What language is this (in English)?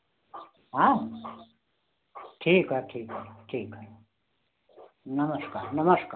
Hindi